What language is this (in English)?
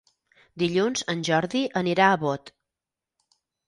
Catalan